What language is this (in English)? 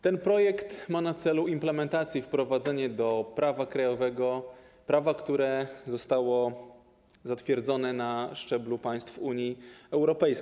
Polish